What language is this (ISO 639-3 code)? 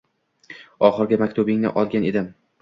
uzb